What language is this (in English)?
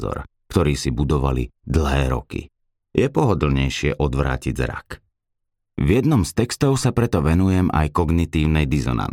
Slovak